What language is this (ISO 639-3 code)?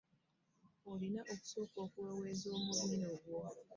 lug